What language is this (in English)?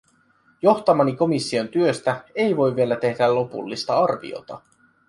Finnish